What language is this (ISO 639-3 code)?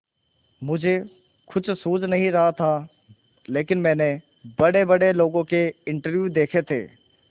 hin